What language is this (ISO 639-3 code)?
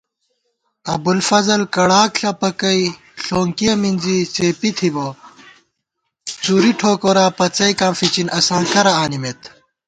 gwt